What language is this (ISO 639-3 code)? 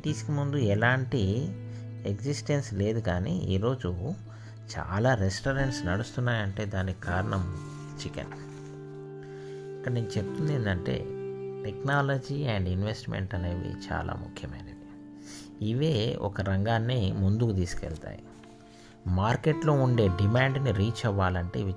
tel